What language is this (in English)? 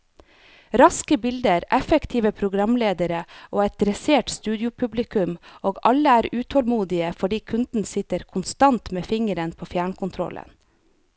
Norwegian